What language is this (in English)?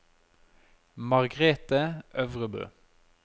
Norwegian